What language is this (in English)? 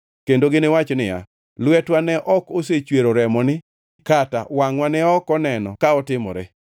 Luo (Kenya and Tanzania)